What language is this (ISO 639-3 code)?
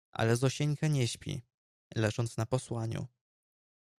pol